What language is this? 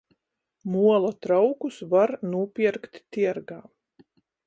Latgalian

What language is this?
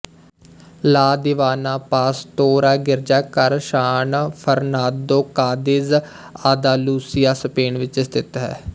Punjabi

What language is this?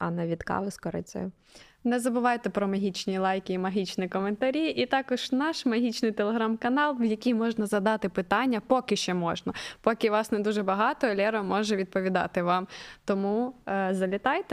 Ukrainian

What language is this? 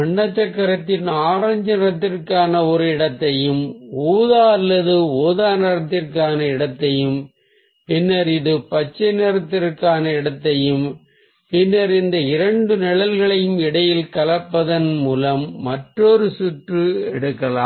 Tamil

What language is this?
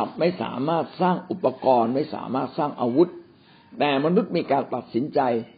Thai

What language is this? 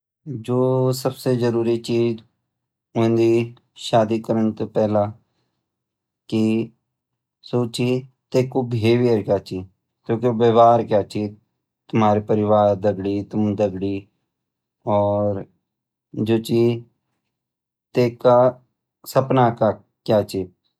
Garhwali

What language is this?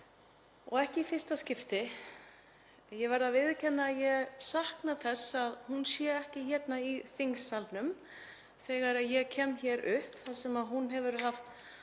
Icelandic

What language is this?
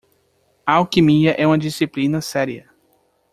Portuguese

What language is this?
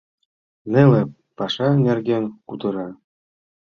Mari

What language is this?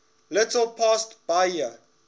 English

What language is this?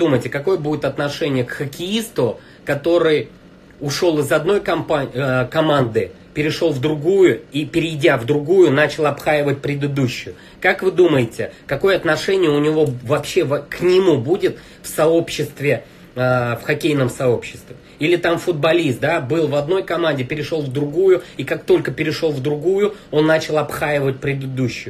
Russian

